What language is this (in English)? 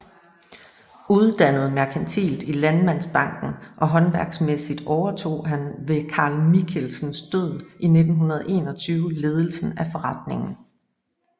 Danish